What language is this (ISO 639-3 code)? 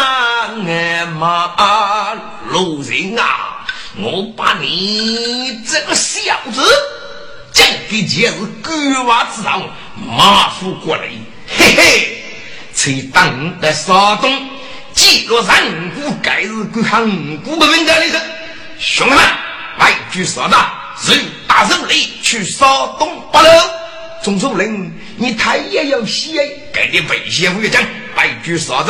zho